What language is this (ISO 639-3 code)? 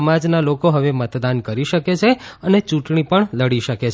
guj